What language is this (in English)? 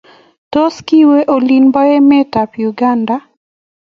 Kalenjin